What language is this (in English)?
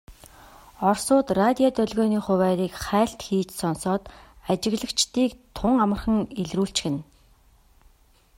Mongolian